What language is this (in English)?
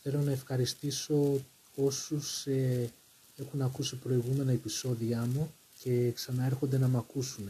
Greek